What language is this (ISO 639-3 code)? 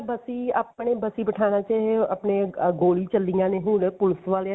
pan